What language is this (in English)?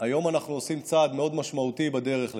Hebrew